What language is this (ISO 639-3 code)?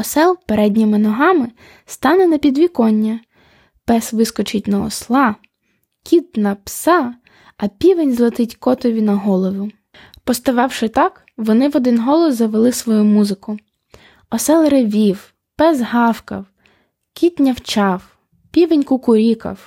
ukr